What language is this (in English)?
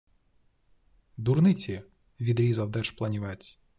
Ukrainian